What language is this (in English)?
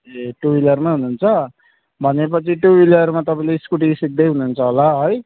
Nepali